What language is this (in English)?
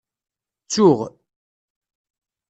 Kabyle